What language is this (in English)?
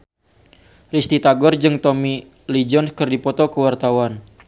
Sundanese